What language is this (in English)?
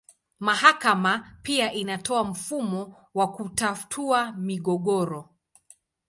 Swahili